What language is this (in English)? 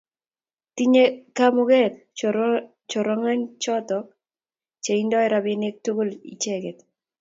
Kalenjin